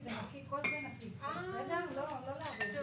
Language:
Hebrew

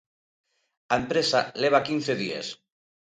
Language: Galician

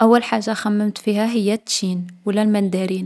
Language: Algerian Arabic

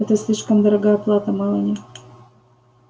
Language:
Russian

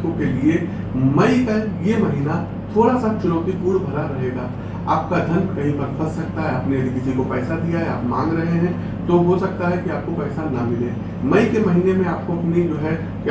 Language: Hindi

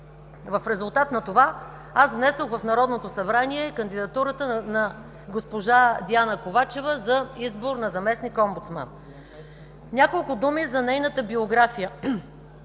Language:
Bulgarian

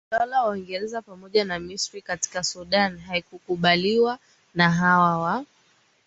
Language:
Swahili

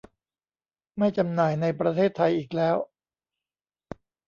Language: Thai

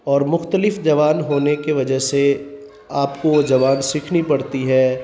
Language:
Urdu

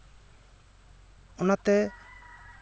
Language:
Santali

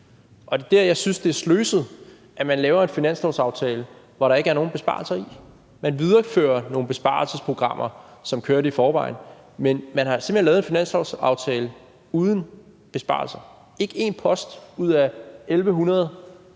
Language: Danish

